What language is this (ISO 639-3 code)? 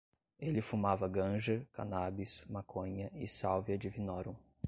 por